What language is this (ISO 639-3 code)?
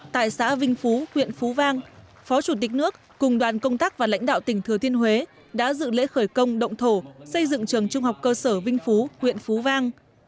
vie